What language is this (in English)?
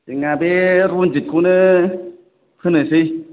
Bodo